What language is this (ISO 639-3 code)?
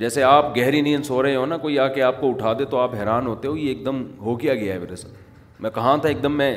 urd